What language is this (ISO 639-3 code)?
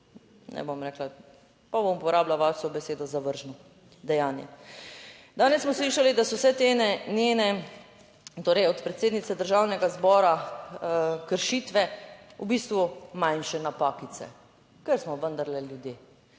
slv